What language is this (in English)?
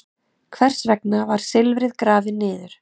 Icelandic